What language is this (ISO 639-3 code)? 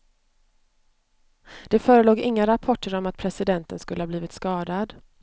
swe